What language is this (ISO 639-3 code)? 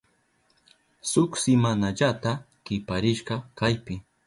qup